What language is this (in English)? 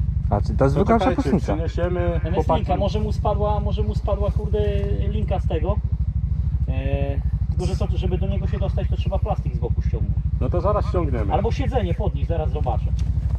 Polish